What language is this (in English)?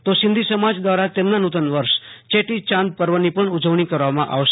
Gujarati